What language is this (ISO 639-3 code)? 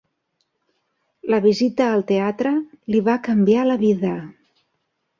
cat